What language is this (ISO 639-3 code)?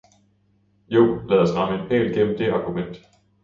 dan